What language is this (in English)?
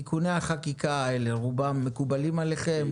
Hebrew